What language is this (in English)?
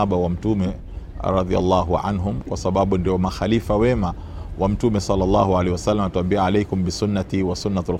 Swahili